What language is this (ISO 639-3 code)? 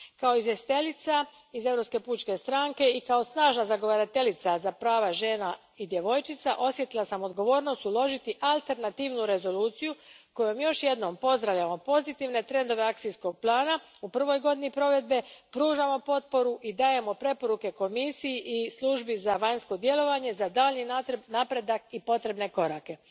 hrv